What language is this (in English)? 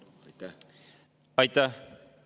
Estonian